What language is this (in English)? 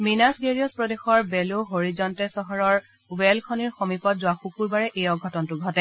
Assamese